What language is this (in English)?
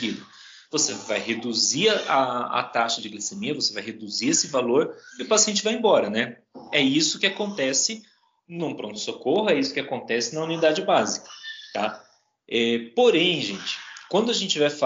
Portuguese